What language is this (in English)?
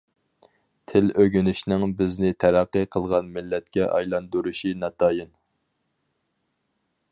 Uyghur